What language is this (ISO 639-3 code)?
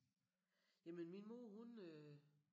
dan